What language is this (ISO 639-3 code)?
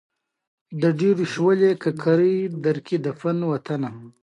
pus